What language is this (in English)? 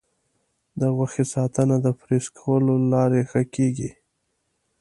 Pashto